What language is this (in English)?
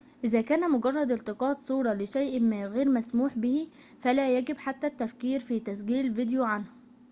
Arabic